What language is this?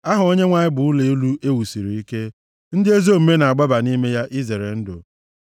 Igbo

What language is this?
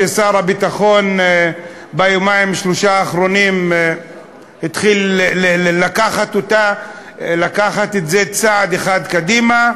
Hebrew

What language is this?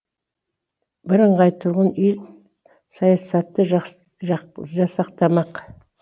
Kazakh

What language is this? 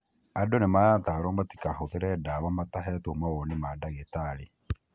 Kikuyu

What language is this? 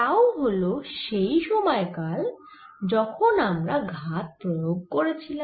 Bangla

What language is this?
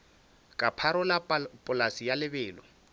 Northern Sotho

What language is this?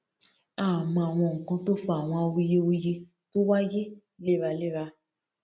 Yoruba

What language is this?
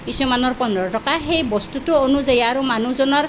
Assamese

